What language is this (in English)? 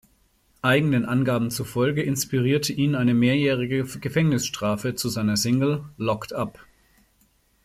German